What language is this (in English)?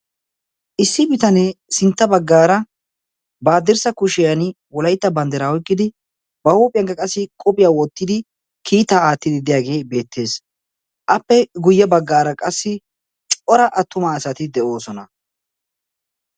Wolaytta